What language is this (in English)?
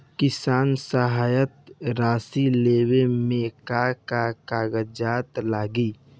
Bhojpuri